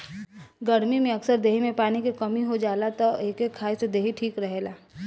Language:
Bhojpuri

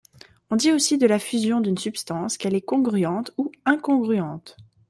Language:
French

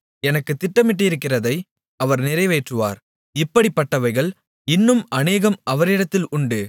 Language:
Tamil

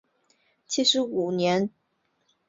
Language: Chinese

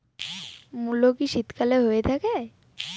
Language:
Bangla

